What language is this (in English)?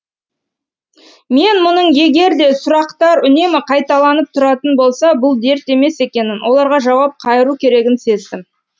Kazakh